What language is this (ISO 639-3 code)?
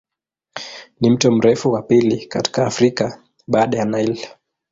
swa